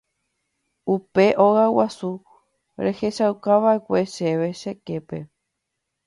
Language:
Guarani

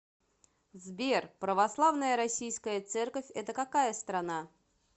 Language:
Russian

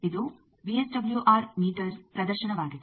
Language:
Kannada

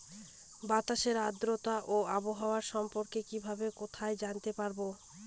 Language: Bangla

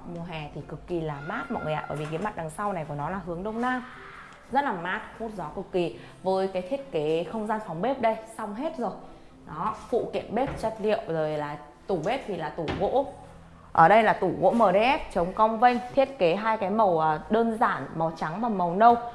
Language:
Vietnamese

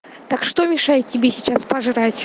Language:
Russian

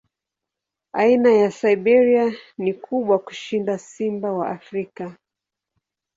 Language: Swahili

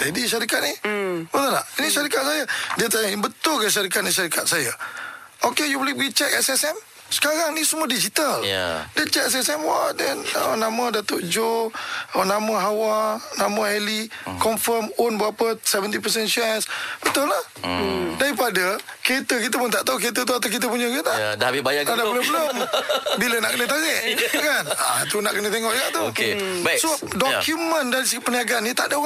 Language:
Malay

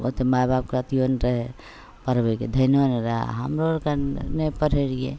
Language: Maithili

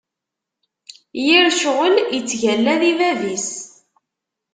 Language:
Kabyle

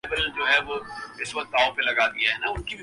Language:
Urdu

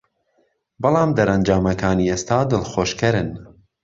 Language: Central Kurdish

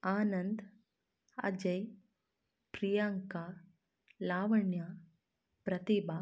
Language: Kannada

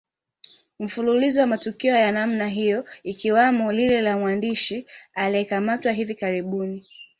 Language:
Swahili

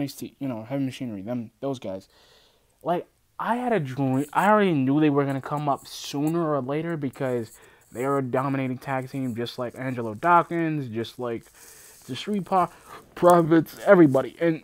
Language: English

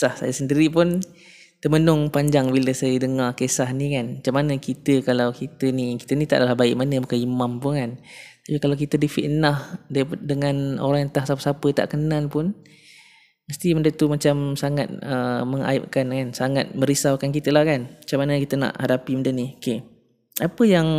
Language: Malay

